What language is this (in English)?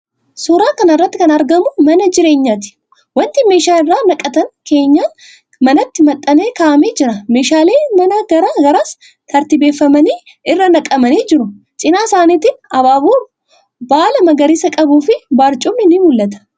Oromo